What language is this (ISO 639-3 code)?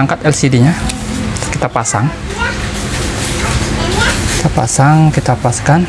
ind